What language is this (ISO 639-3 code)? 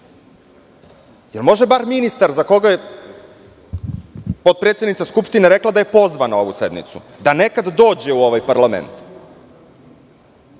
srp